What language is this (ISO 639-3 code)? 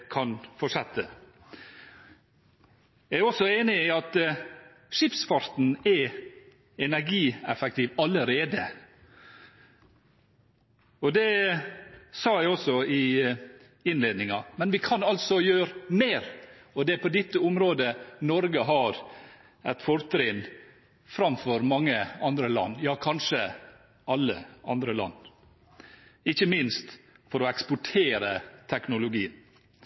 nob